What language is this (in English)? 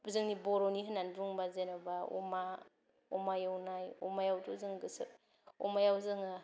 Bodo